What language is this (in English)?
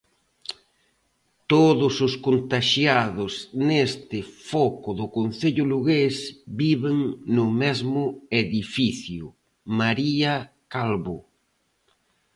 Galician